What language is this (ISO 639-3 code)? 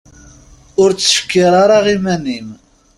kab